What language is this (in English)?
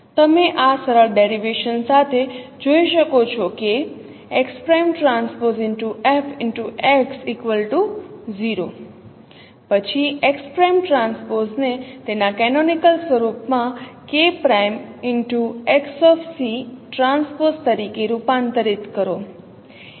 Gujarati